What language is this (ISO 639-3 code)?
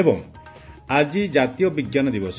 ori